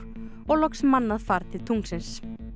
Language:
Icelandic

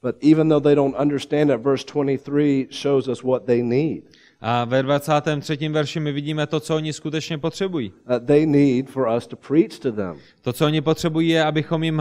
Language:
Czech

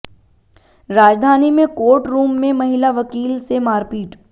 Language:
Hindi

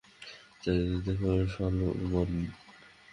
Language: Bangla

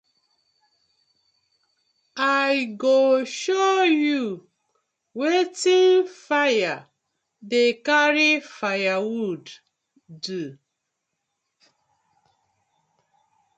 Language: Nigerian Pidgin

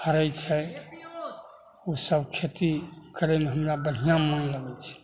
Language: Maithili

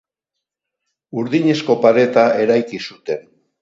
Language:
Basque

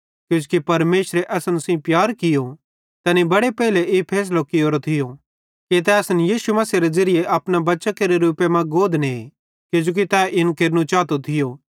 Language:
Bhadrawahi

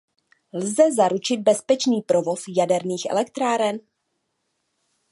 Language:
Czech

